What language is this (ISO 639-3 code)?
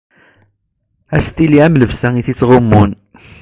kab